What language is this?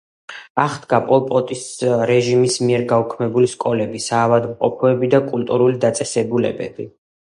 Georgian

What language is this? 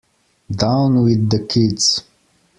English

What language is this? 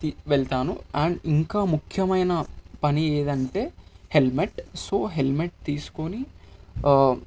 Telugu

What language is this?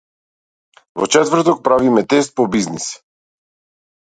Macedonian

